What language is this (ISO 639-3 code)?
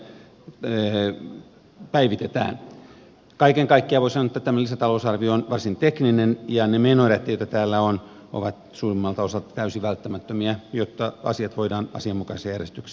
fin